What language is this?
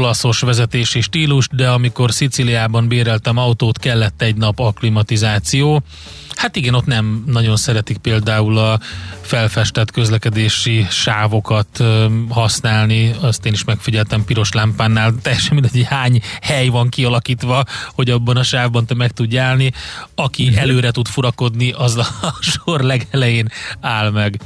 Hungarian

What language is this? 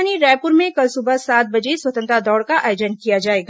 Hindi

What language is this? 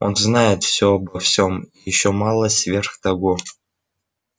Russian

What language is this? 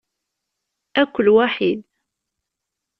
Kabyle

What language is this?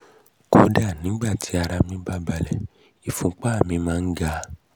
Yoruba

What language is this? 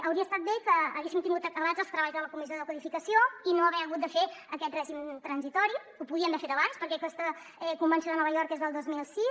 Catalan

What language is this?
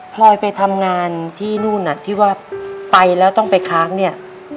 Thai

